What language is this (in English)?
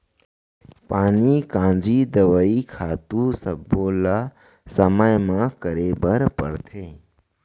Chhattisgarhi